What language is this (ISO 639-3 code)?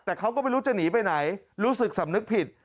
tha